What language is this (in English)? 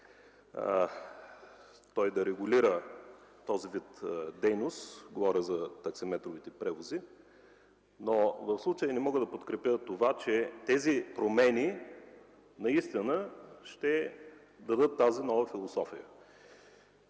Bulgarian